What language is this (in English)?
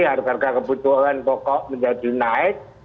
Indonesian